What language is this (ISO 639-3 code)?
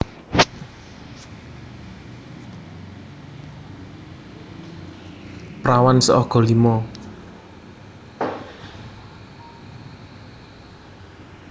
jav